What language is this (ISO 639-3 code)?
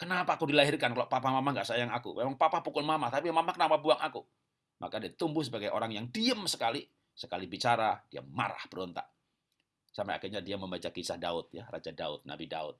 ind